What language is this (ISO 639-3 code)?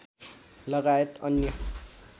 nep